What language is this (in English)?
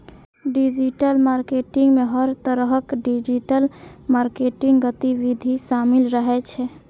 Maithili